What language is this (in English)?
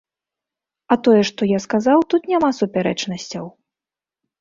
Belarusian